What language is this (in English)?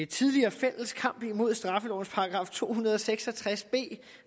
Danish